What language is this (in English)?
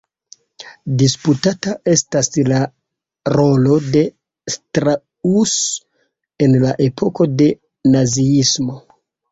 Esperanto